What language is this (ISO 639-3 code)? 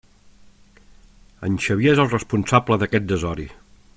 cat